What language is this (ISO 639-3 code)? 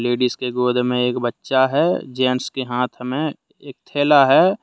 hin